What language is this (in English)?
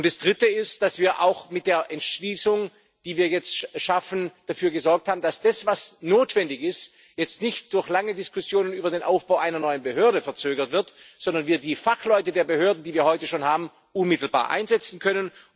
German